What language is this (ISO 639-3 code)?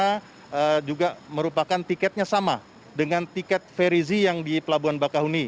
ind